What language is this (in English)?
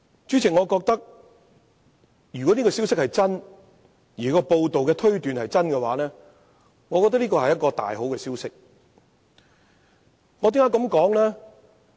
Cantonese